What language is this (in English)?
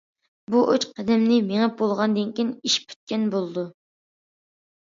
Uyghur